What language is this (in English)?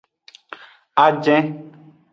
Aja (Benin)